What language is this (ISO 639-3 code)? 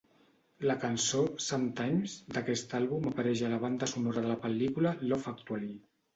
cat